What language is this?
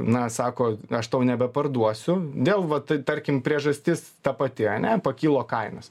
Lithuanian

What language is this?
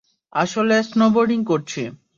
Bangla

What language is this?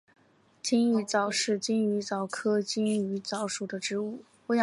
Chinese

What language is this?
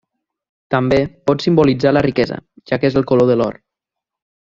Catalan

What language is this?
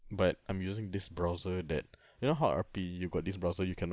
English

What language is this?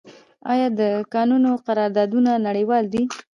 Pashto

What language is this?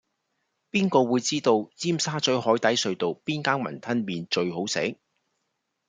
Cantonese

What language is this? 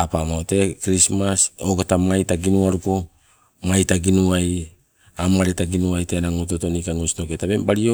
Sibe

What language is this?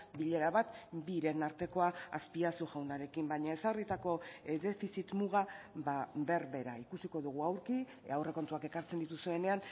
Basque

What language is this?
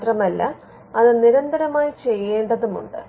Malayalam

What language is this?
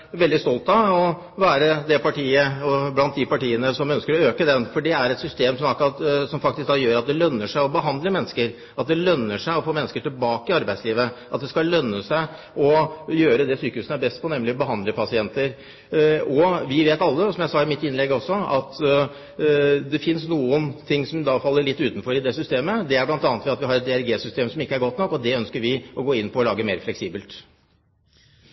Norwegian Bokmål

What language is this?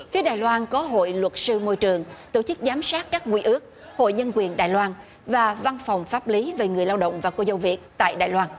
Vietnamese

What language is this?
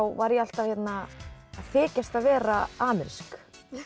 Icelandic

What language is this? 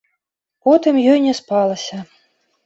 Belarusian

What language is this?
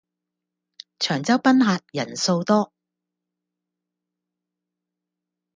Cantonese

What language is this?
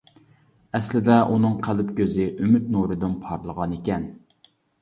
Uyghur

